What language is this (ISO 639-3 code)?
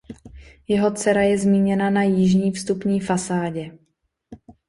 ces